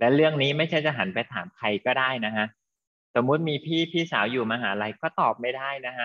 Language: Thai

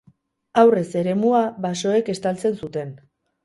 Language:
Basque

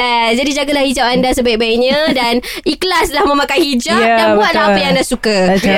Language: Malay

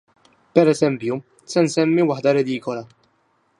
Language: Maltese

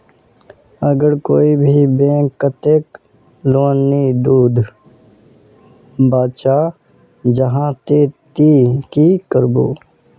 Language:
Magahi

